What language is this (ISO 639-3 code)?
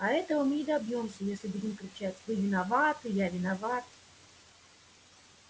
rus